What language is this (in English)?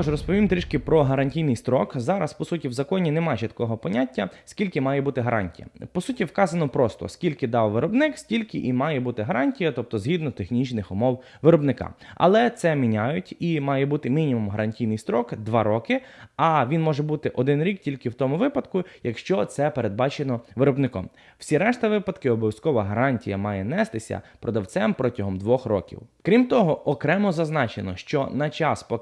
Ukrainian